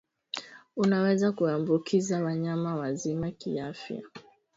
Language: Swahili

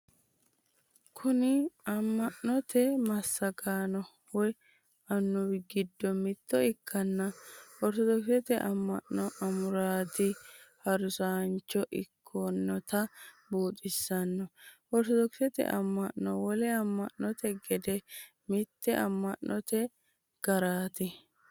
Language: Sidamo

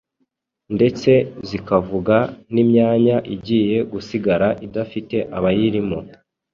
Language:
Kinyarwanda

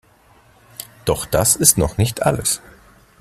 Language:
German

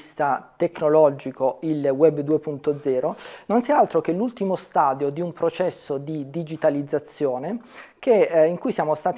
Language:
Italian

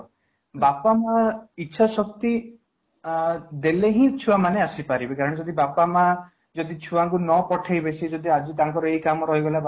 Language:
Odia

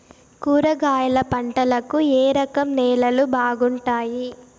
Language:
Telugu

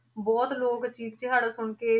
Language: Punjabi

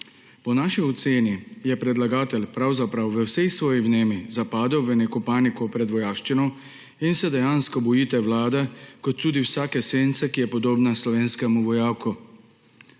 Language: Slovenian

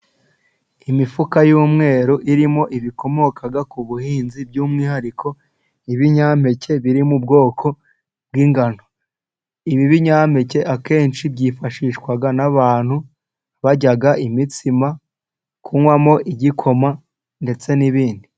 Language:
Kinyarwanda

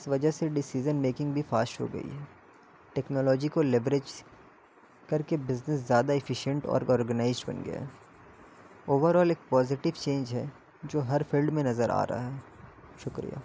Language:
Urdu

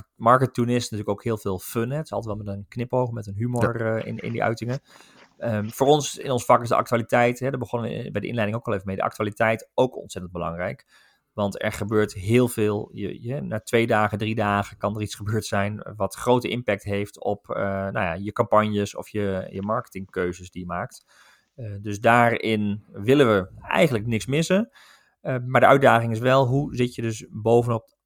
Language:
Dutch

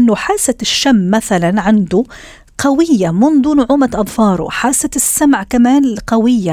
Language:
Arabic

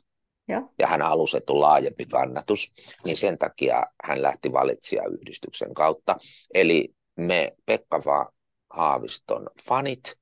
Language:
Finnish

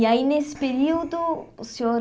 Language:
Portuguese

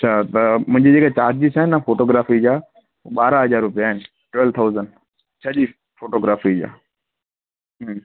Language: Sindhi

